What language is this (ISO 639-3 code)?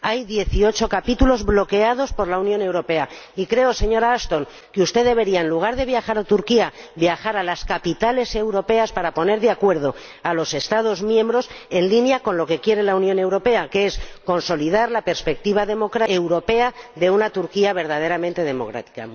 spa